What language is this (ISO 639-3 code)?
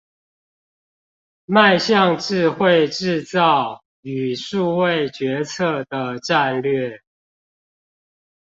zho